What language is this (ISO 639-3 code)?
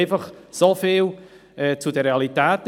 gsw